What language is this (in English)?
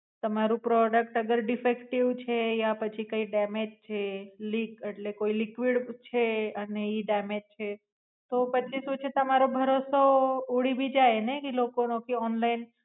Gujarati